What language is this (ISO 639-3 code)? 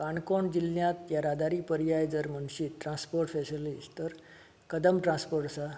kok